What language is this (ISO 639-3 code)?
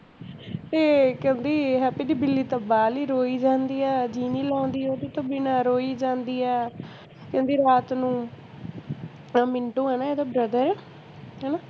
pan